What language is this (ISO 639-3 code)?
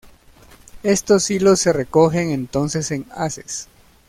spa